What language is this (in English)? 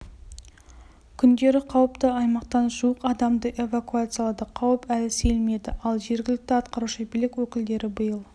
Kazakh